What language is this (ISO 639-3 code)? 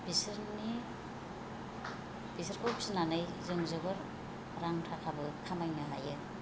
brx